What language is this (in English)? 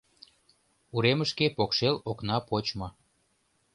Mari